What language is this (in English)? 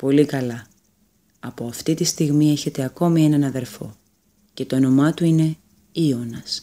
Greek